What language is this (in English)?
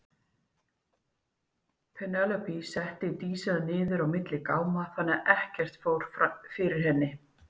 Icelandic